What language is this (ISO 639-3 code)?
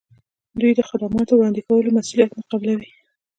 pus